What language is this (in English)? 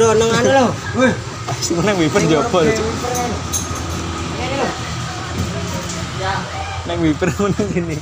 Indonesian